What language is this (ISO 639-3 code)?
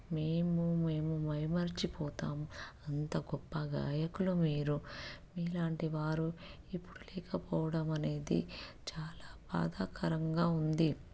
tel